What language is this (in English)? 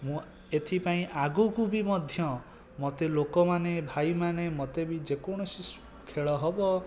Odia